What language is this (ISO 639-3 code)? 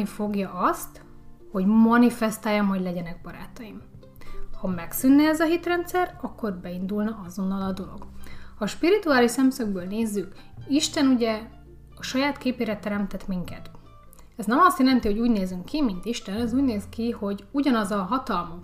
hun